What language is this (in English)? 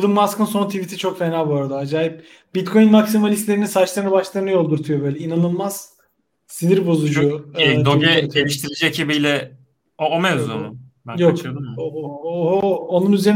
Turkish